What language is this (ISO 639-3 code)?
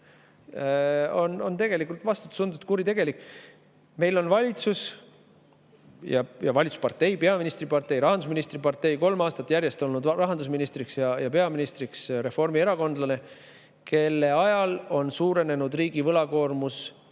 est